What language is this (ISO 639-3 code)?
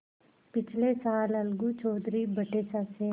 hin